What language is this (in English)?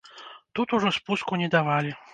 Belarusian